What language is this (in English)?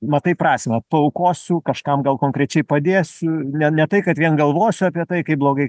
Lithuanian